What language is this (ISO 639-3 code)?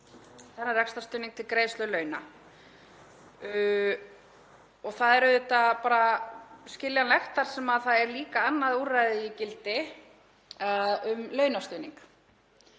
isl